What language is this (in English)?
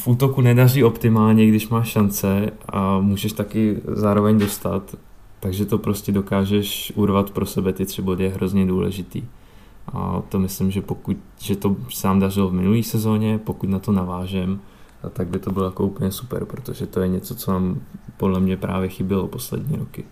Czech